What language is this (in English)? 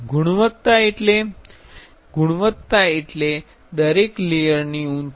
Gujarati